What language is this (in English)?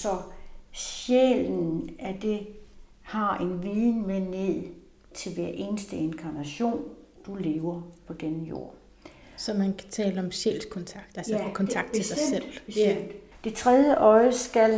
Danish